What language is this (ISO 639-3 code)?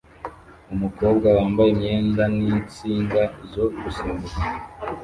kin